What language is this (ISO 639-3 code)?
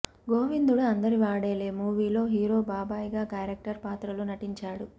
tel